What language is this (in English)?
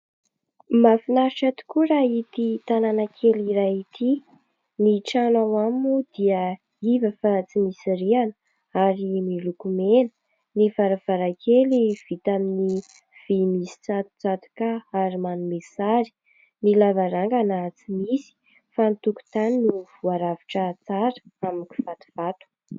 Malagasy